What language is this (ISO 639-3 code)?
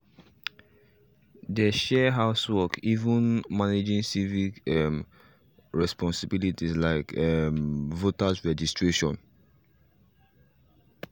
pcm